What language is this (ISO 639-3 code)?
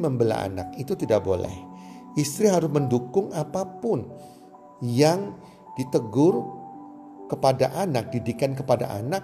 ind